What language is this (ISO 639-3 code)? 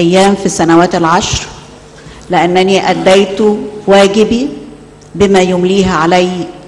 ara